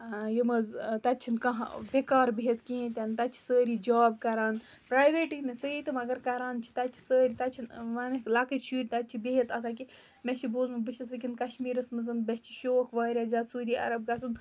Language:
Kashmiri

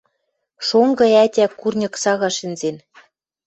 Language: Western Mari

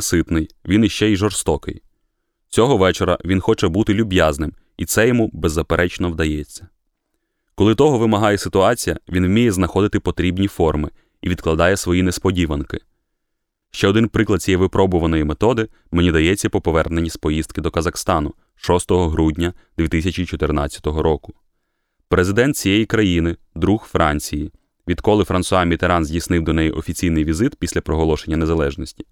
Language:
Ukrainian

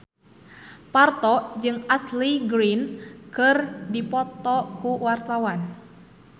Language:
Sundanese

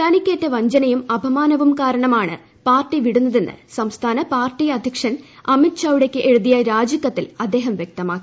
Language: Malayalam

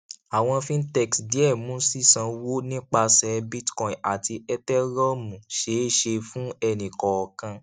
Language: Yoruba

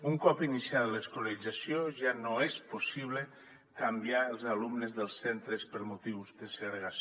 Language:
Catalan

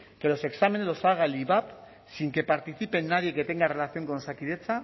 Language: Spanish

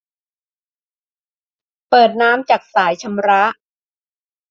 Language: Thai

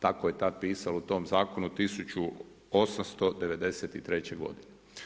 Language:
Croatian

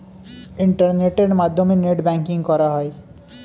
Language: Bangla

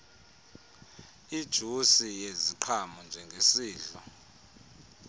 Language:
Xhosa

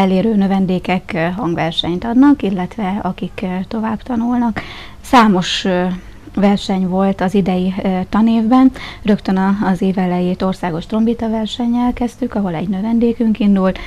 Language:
Hungarian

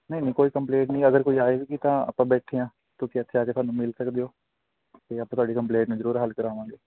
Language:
Punjabi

